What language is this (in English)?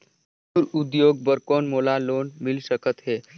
Chhattisgarhi